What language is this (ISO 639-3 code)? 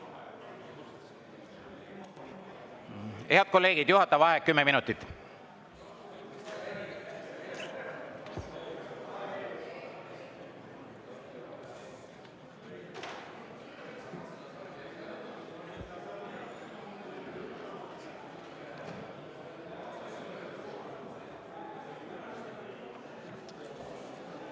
est